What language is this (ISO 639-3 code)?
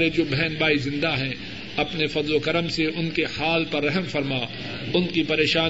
urd